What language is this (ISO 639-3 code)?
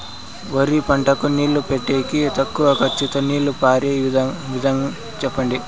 tel